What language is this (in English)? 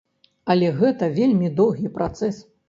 Belarusian